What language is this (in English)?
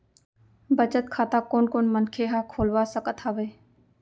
Chhattisgarhi